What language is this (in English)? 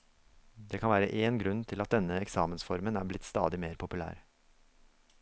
Norwegian